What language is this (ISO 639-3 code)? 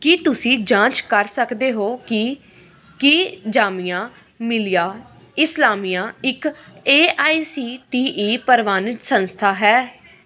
pan